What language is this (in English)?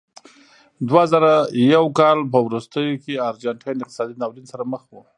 Pashto